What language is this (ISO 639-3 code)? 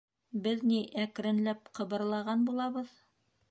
bak